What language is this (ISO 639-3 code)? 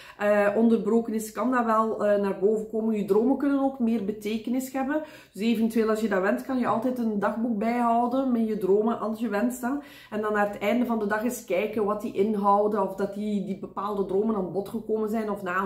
nld